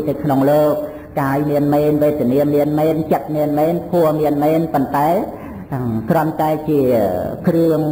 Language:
Vietnamese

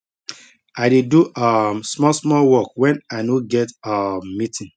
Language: Nigerian Pidgin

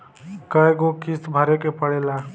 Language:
Bhojpuri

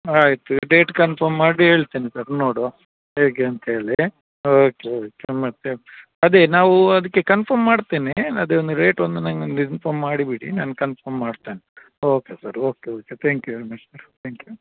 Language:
Kannada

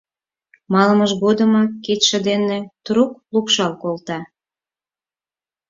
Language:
Mari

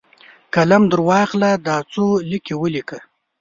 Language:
Pashto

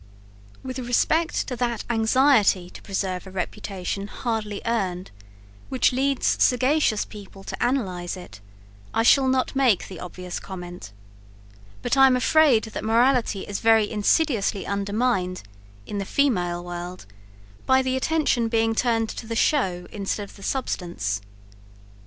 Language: English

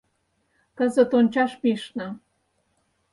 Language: Mari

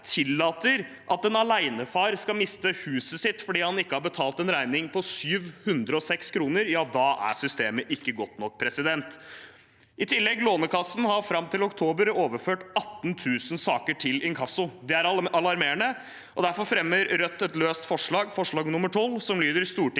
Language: Norwegian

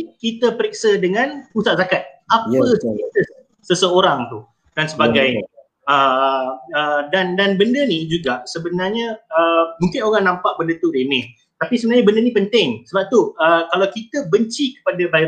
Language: Malay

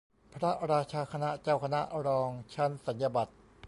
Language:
Thai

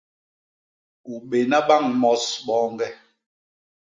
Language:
Basaa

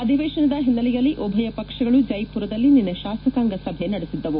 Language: Kannada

